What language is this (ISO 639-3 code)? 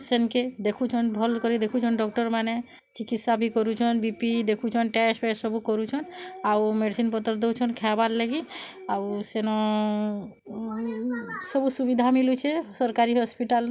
ori